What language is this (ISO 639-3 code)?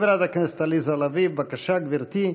heb